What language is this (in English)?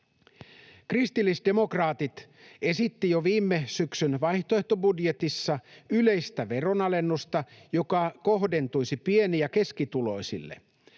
Finnish